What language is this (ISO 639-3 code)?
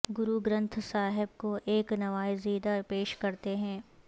urd